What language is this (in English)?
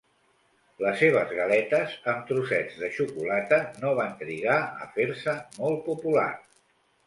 Catalan